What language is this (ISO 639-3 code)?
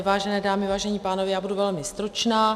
ces